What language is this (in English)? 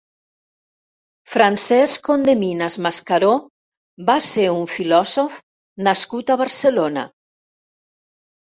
Catalan